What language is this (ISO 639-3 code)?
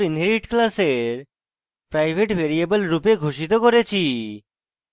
ben